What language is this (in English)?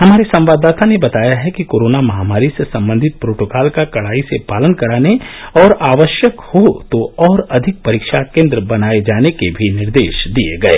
Hindi